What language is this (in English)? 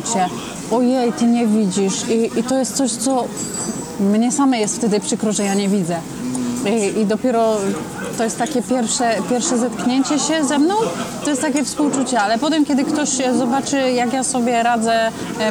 Polish